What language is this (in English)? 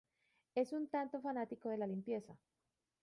Spanish